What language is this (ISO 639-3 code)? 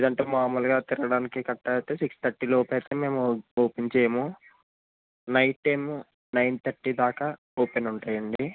tel